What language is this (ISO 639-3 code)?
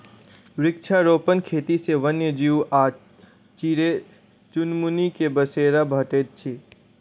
mai